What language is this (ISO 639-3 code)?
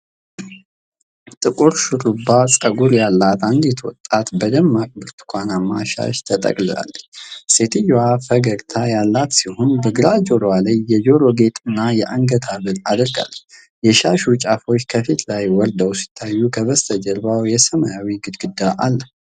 amh